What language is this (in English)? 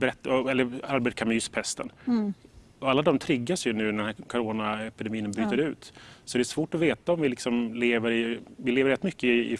Swedish